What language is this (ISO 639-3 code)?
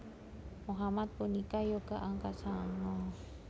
jav